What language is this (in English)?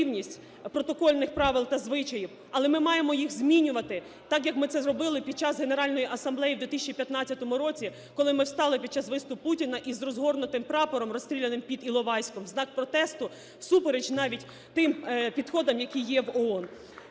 Ukrainian